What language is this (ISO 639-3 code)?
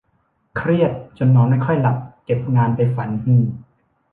tha